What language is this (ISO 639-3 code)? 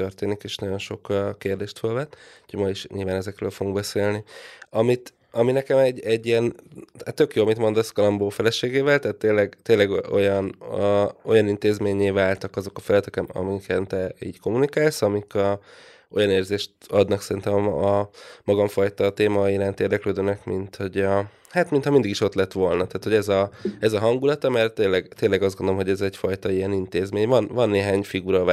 hun